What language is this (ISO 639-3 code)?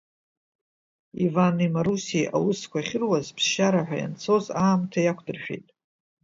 abk